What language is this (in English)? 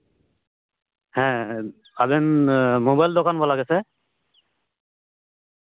Santali